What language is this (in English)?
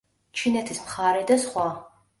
Georgian